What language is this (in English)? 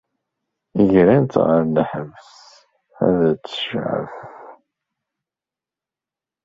Kabyle